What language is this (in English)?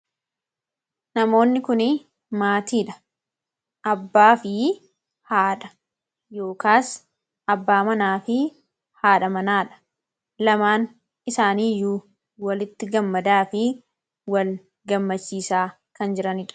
Oromo